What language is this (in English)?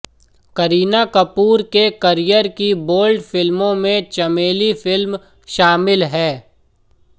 Hindi